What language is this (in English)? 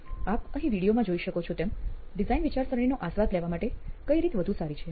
Gujarati